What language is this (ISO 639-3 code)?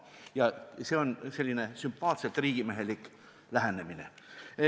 est